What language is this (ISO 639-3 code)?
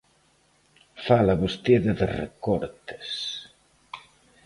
glg